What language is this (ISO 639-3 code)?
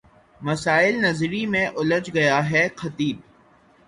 urd